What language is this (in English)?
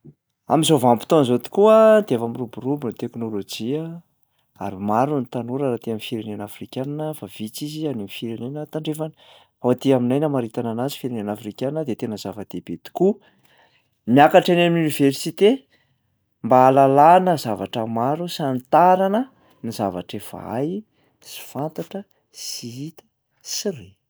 Malagasy